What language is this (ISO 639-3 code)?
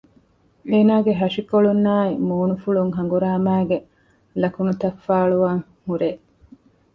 div